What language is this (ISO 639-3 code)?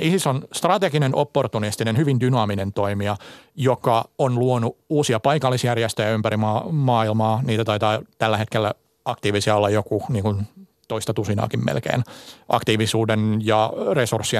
fin